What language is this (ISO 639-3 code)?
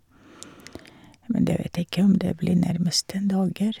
nor